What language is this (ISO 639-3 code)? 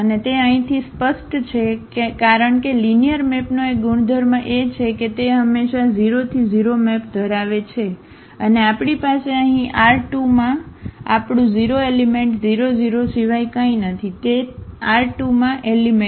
guj